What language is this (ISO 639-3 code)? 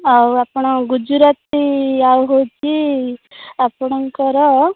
ori